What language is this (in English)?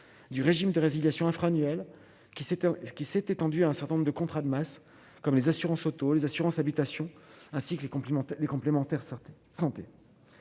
French